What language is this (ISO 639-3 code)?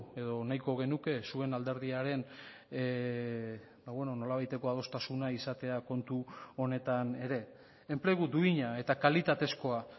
eus